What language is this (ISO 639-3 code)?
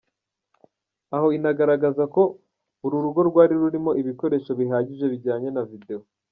kin